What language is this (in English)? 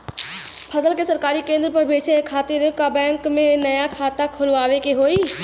Bhojpuri